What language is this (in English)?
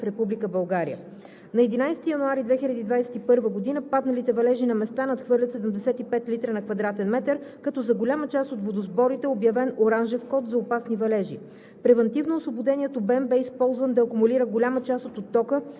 Bulgarian